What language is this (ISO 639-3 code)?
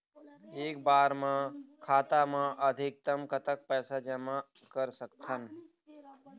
hne